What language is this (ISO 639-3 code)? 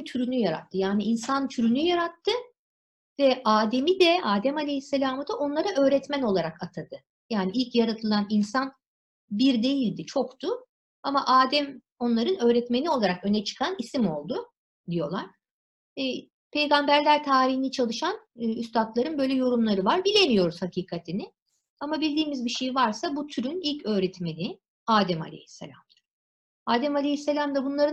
tur